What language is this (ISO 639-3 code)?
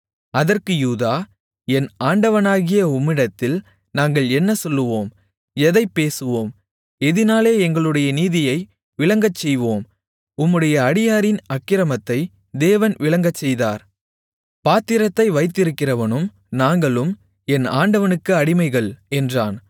tam